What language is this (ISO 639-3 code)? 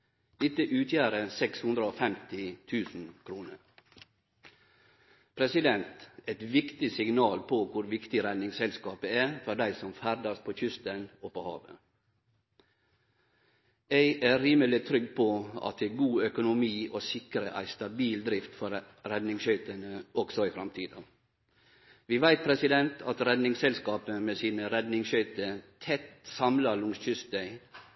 nno